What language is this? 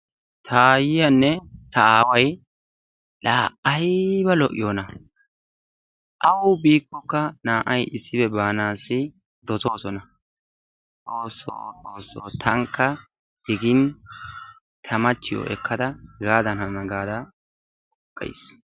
Wolaytta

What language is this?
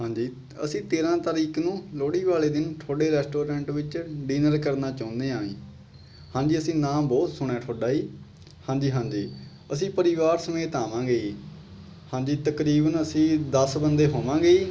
Punjabi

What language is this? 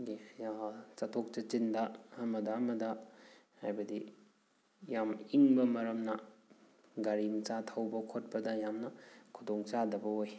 Manipuri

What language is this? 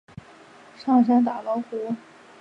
Chinese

